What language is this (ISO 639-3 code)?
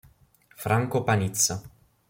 ita